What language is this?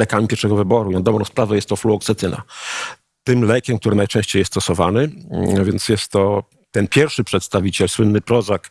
Polish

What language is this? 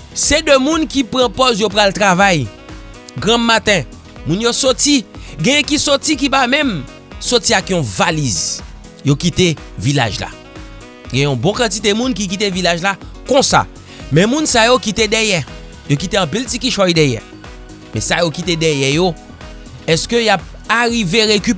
French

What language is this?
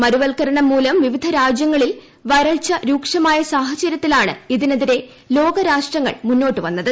Malayalam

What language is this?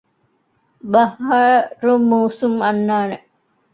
Divehi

